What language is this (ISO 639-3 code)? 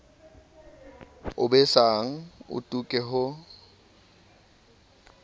sot